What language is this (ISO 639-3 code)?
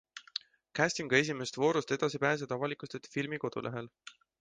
est